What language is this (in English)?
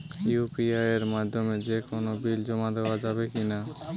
Bangla